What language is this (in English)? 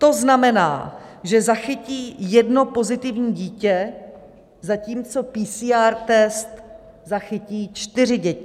Czech